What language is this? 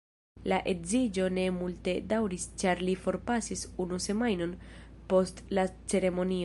Esperanto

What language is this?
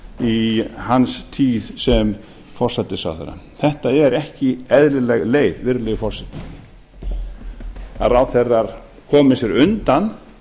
Icelandic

